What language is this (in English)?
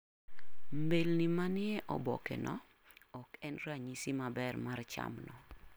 Luo (Kenya and Tanzania)